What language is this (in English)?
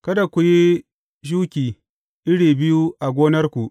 Hausa